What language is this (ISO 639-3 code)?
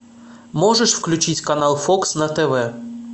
rus